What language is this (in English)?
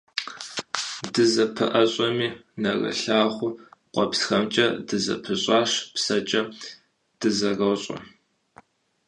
Kabardian